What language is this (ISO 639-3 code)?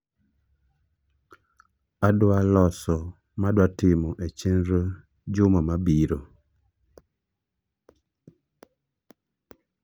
luo